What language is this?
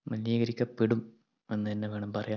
Malayalam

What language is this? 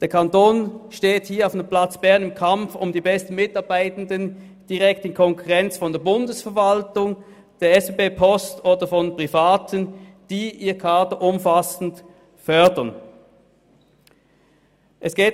Swiss German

